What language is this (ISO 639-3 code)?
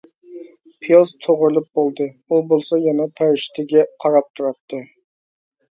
uig